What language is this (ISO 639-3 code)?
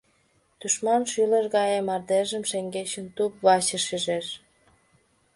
chm